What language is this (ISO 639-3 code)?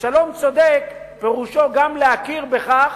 heb